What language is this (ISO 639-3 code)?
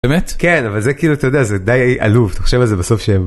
heb